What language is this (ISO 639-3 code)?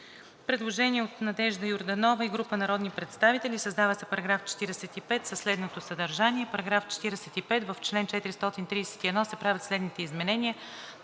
bul